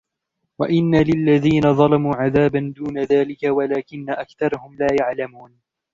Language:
Arabic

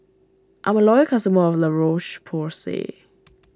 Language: English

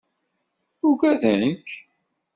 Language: Kabyle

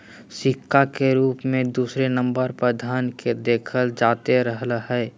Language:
Magahi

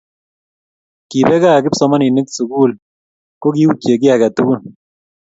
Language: Kalenjin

